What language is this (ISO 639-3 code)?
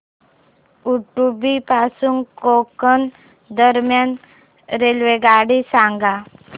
mar